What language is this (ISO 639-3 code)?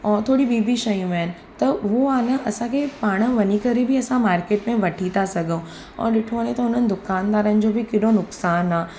snd